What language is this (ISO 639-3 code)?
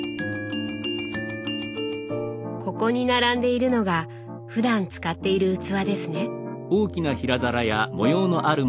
jpn